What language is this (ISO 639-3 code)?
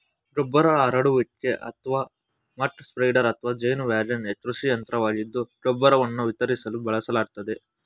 kan